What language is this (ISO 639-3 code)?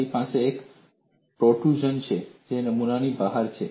guj